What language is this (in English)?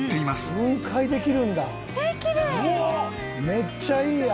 Japanese